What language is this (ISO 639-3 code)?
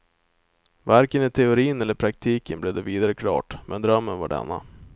swe